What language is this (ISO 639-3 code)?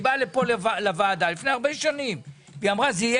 heb